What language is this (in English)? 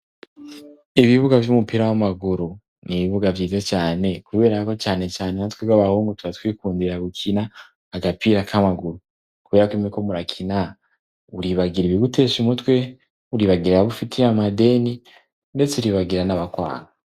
Rundi